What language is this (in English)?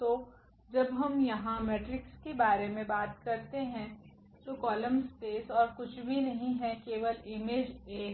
Hindi